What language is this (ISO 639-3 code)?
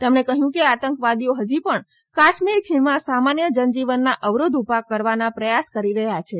guj